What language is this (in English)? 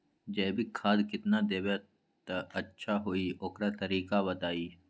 Magahi